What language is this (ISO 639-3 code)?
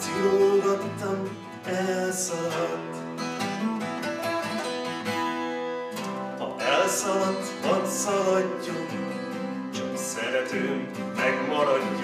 hun